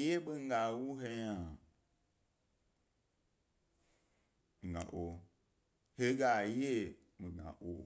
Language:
Gbari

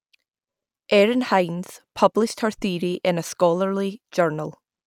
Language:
English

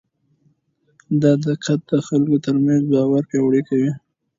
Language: Pashto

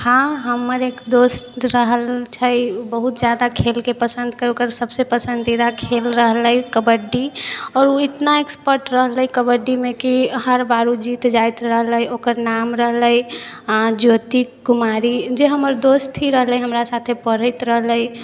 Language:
Maithili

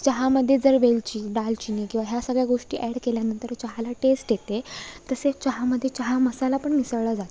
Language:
Marathi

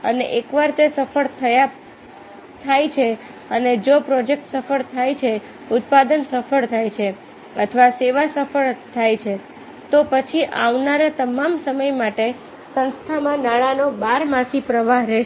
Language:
Gujarati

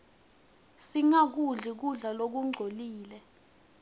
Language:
Swati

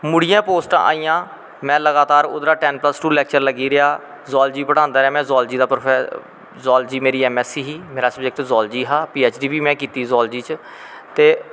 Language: Dogri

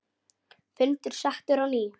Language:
Icelandic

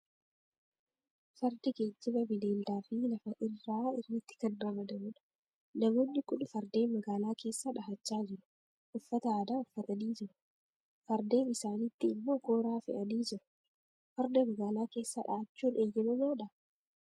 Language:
Oromo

